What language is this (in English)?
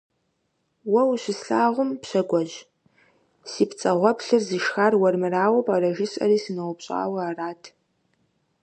Kabardian